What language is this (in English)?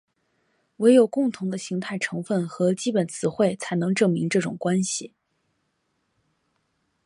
Chinese